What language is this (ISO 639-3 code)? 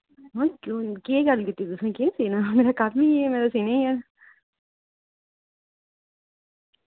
doi